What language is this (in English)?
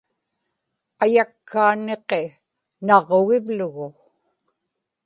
Inupiaq